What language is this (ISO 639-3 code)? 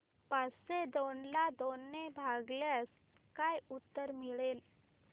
mar